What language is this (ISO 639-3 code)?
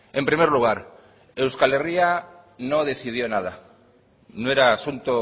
spa